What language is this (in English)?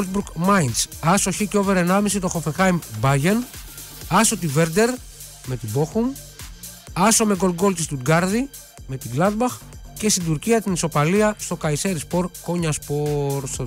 Greek